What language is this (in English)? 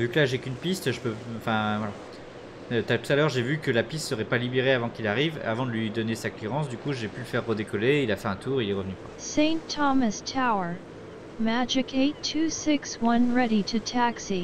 French